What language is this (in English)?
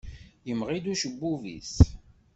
Kabyle